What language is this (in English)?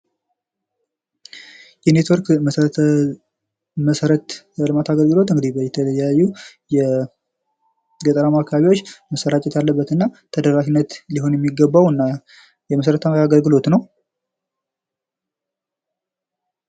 Amharic